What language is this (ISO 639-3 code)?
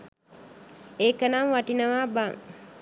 sin